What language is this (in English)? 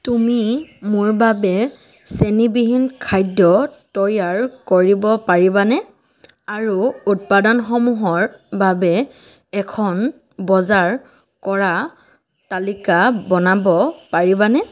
Assamese